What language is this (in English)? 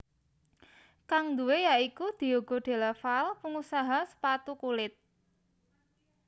Javanese